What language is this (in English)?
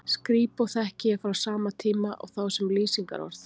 Icelandic